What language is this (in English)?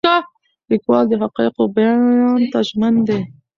Pashto